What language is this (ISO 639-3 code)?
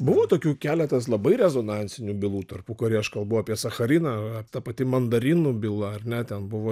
lit